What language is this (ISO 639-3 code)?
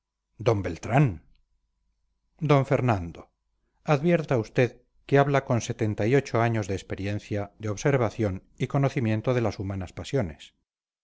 spa